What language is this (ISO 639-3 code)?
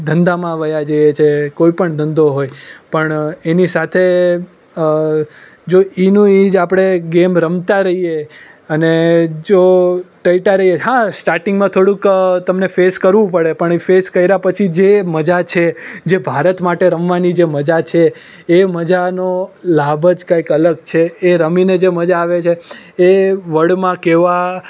guj